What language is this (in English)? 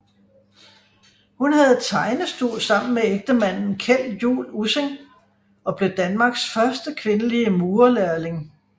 Danish